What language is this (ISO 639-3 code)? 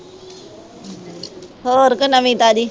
pan